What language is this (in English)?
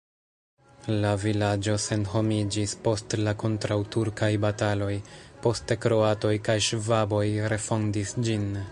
Esperanto